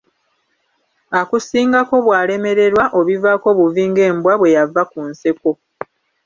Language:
Ganda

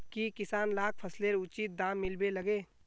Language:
Magahi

